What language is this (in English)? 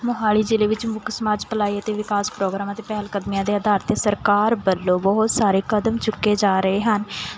Punjabi